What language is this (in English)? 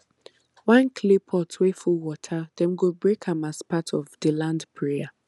Nigerian Pidgin